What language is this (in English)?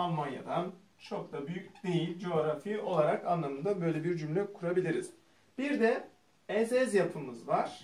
Turkish